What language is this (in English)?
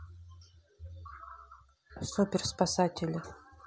Russian